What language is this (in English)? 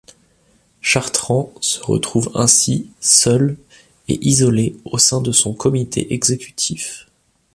French